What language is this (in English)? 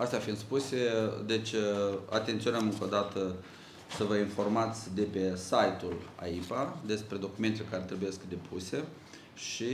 Romanian